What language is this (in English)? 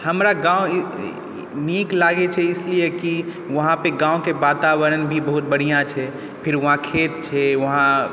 Maithili